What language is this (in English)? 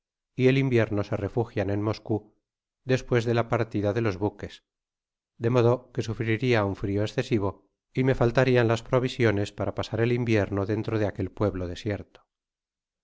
Spanish